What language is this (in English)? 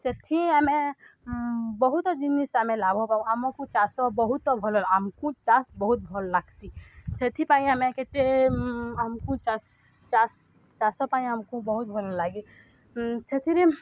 Odia